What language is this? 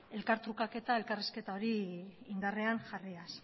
Basque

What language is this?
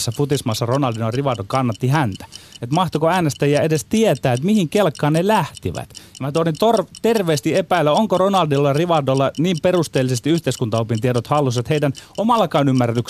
Finnish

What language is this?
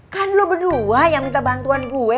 Indonesian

